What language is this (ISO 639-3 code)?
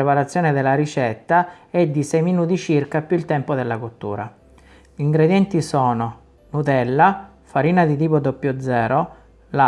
ita